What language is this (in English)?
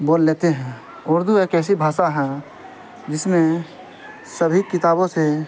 Urdu